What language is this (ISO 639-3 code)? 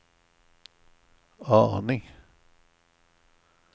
swe